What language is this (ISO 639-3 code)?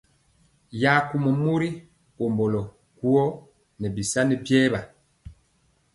mcx